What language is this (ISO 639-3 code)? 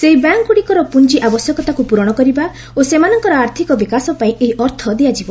ori